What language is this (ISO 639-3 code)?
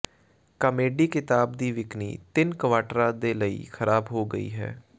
pan